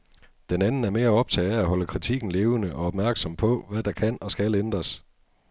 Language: Danish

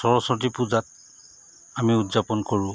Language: Assamese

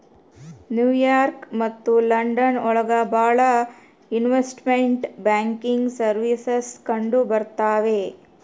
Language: Kannada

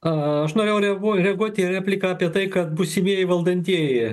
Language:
Lithuanian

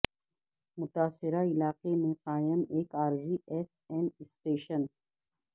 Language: Urdu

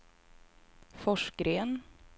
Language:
Swedish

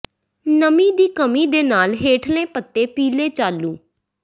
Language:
Punjabi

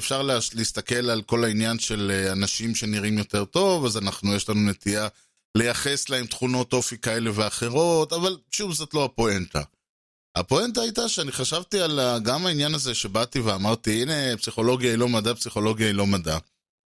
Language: Hebrew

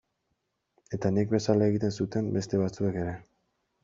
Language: Basque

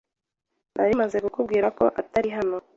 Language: Kinyarwanda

